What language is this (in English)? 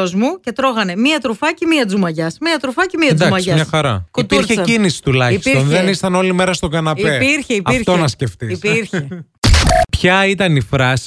Greek